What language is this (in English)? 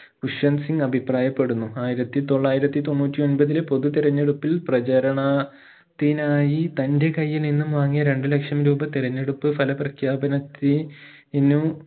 Malayalam